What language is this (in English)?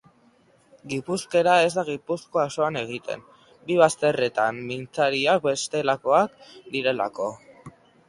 Basque